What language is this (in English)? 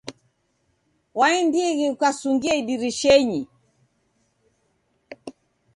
Taita